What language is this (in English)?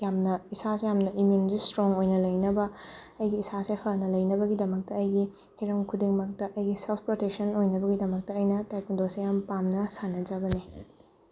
Manipuri